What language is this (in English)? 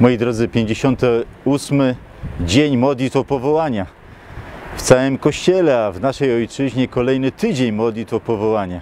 Polish